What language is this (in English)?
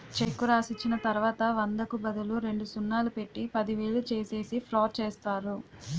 Telugu